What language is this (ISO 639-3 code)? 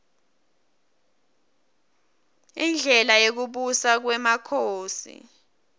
ssw